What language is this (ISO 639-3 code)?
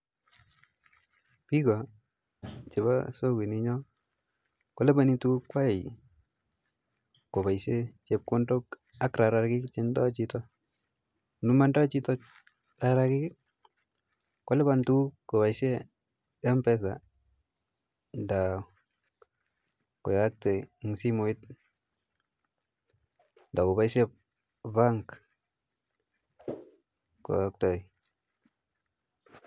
kln